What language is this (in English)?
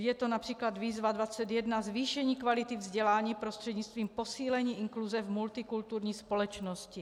Czech